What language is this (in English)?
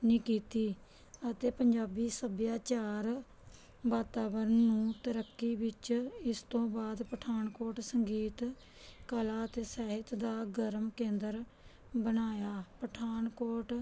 Punjabi